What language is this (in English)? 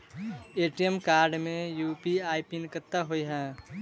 Maithili